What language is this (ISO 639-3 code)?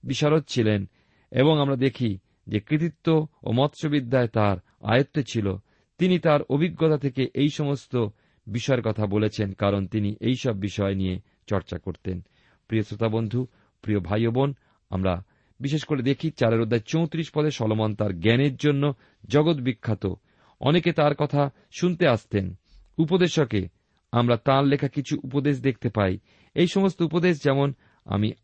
ben